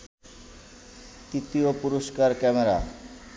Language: Bangla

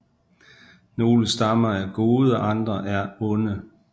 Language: Danish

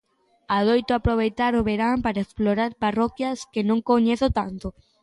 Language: Galician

